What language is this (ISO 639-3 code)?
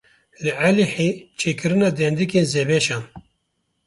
kur